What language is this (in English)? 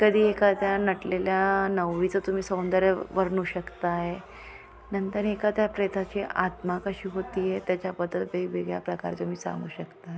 Marathi